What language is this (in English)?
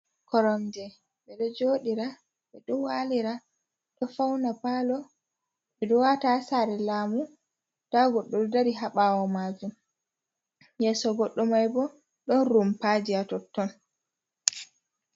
Fula